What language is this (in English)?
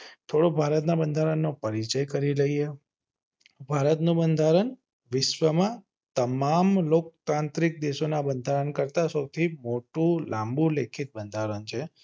Gujarati